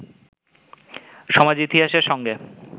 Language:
Bangla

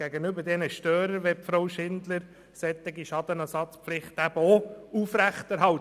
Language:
Swiss German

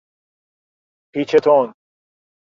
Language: Persian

